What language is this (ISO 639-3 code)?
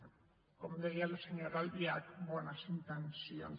cat